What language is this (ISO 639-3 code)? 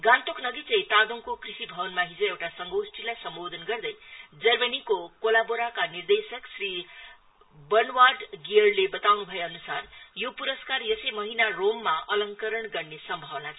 nep